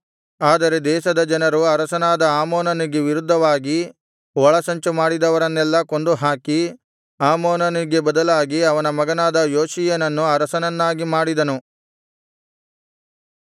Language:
Kannada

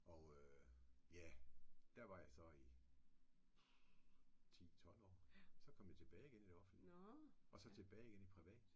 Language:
Danish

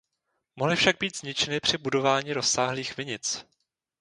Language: Czech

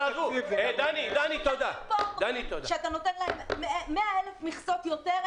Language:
Hebrew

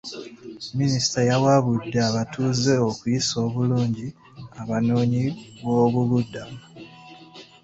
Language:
Ganda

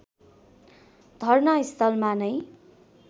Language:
Nepali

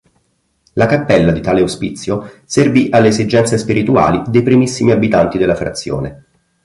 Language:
Italian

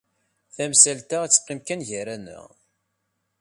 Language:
Kabyle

